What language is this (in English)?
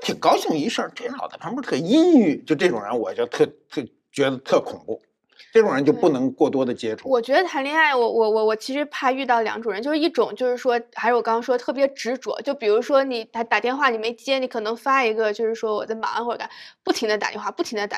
Chinese